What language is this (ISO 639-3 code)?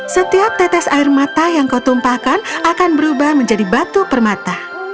ind